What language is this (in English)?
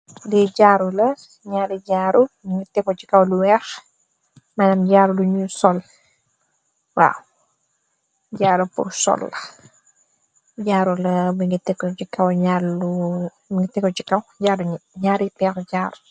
Wolof